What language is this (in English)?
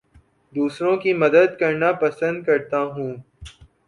Urdu